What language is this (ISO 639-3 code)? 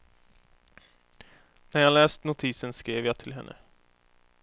swe